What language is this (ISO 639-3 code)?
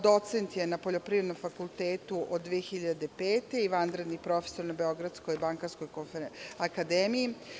srp